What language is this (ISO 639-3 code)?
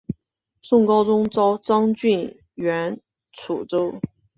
zho